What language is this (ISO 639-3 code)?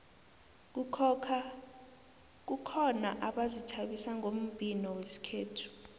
nbl